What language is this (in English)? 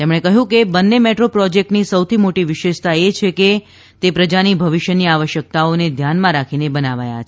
Gujarati